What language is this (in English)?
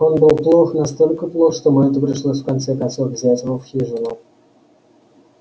Russian